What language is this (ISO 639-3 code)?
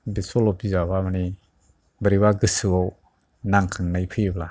brx